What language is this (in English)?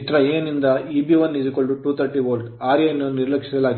Kannada